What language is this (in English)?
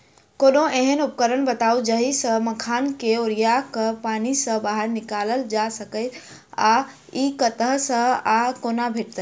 Maithili